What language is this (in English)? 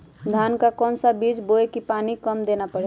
Magahi